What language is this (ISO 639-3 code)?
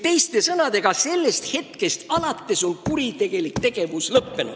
est